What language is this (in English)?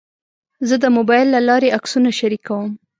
Pashto